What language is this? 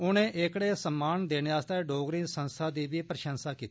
Dogri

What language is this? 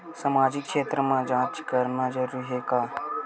Chhattisgarhi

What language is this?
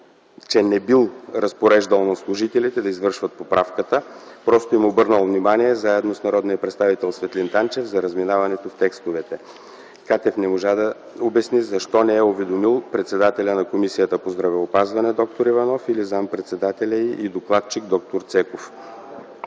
Bulgarian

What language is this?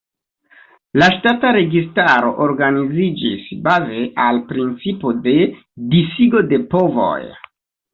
Esperanto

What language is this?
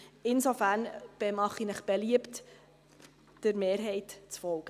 Swiss German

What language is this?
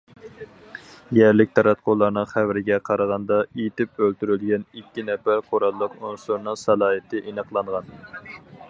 Uyghur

